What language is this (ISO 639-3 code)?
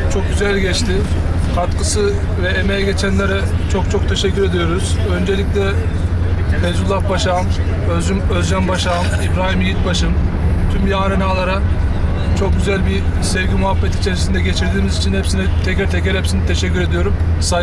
tur